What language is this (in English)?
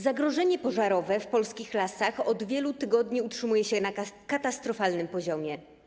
Polish